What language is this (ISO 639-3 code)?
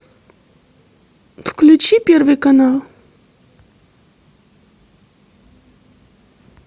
rus